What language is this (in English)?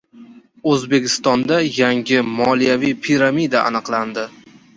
Uzbek